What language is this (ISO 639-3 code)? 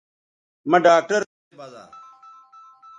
btv